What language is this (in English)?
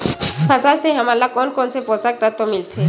Chhattisgarhi